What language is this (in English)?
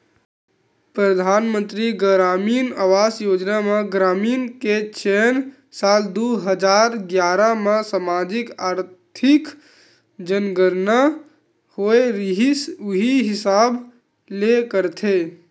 Chhattisgarhi